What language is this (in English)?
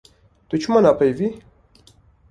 Kurdish